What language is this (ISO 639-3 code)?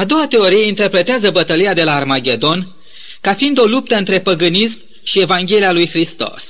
ron